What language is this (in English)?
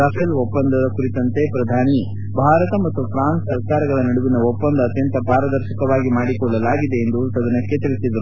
Kannada